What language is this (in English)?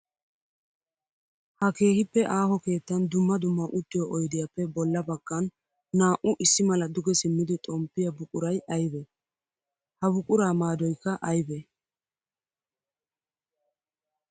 Wolaytta